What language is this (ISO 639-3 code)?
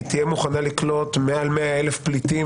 heb